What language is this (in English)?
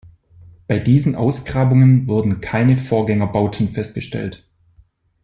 German